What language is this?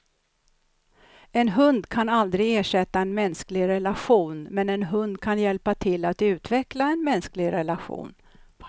Swedish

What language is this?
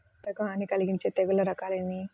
Telugu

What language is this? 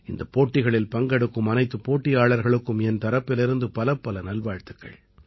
Tamil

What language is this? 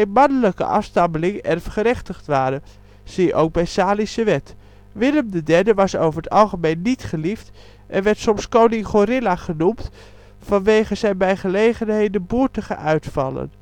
Dutch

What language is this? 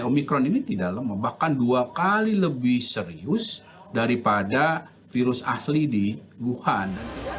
Indonesian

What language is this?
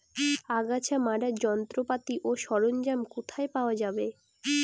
Bangla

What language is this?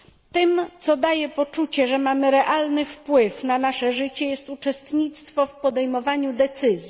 Polish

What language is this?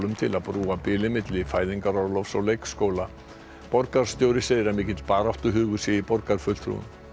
Icelandic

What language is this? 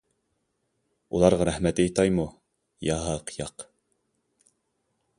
Uyghur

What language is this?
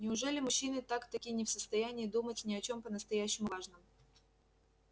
Russian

